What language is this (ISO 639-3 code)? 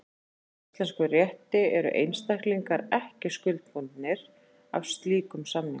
isl